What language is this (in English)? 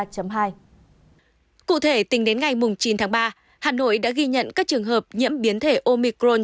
Vietnamese